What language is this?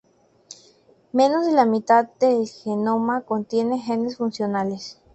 Spanish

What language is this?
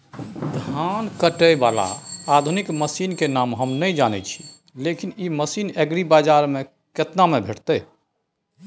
Maithili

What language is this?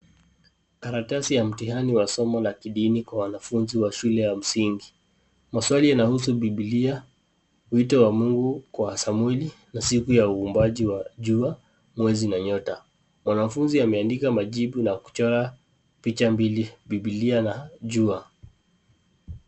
Swahili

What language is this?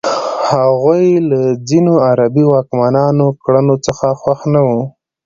Pashto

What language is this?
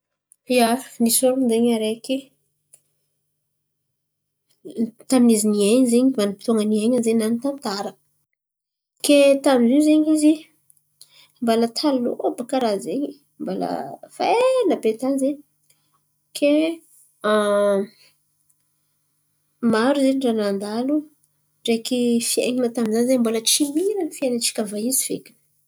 Antankarana Malagasy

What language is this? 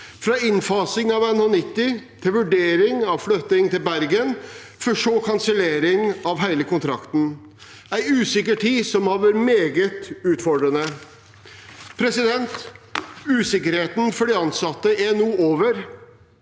Norwegian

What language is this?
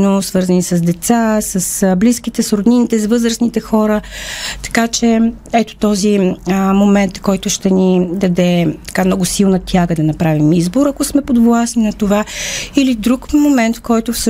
Bulgarian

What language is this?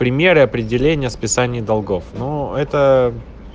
Russian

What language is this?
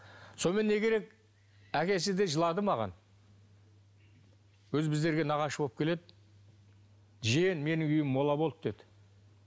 Kazakh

